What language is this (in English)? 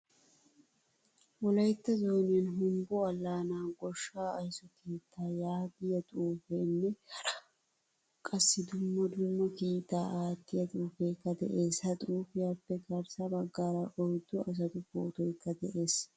Wolaytta